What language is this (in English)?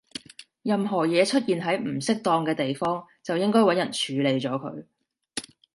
Cantonese